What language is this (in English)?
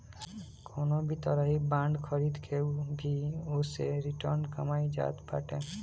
Bhojpuri